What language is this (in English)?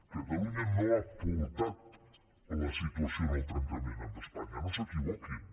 Catalan